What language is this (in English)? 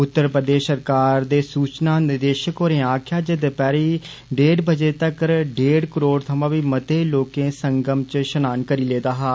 Dogri